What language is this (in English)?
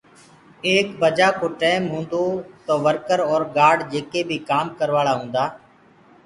Gurgula